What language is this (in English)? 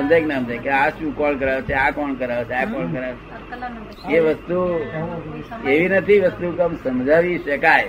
Gujarati